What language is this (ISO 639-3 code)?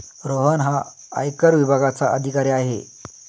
mar